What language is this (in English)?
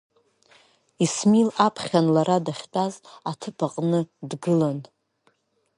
Abkhazian